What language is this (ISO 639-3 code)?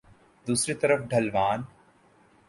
urd